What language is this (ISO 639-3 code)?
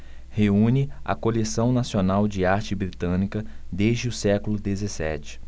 por